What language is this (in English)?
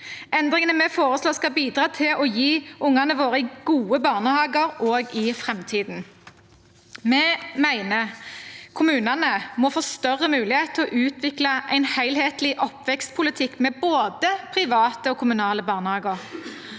Norwegian